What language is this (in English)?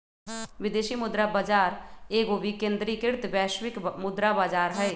Magahi